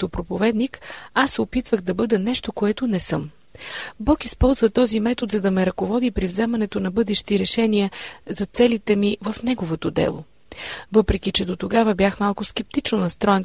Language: Bulgarian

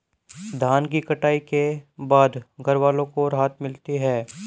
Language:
Hindi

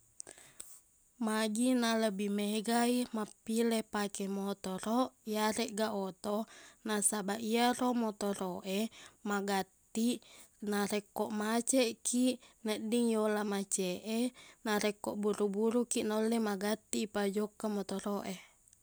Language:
Buginese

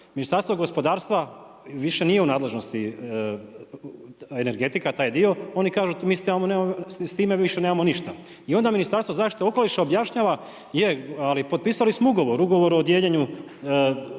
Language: Croatian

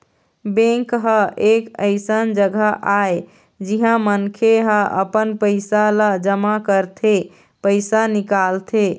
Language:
Chhattisgarhi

